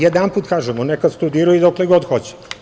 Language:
Serbian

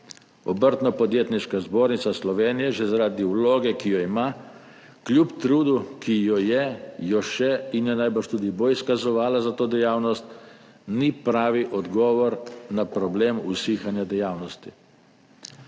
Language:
Slovenian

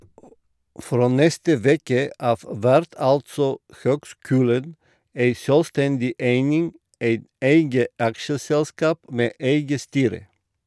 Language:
Norwegian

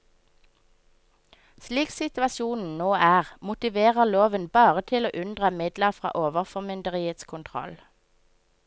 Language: Norwegian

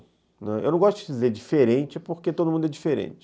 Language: Portuguese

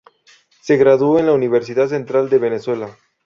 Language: Spanish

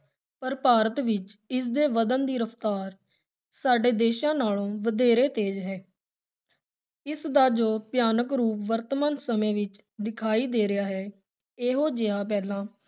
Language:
Punjabi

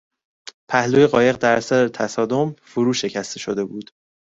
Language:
Persian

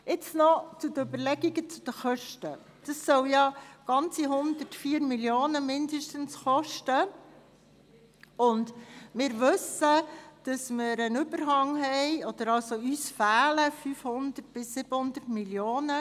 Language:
Swiss German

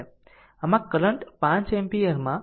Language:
Gujarati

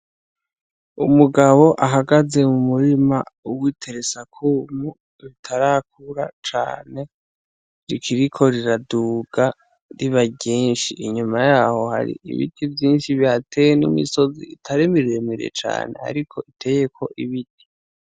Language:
Rundi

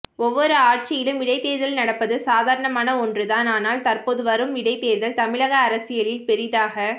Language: Tamil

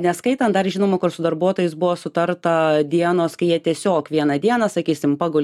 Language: Lithuanian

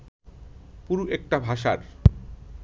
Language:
Bangla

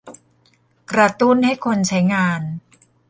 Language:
Thai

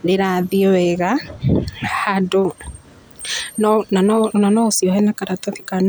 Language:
Kikuyu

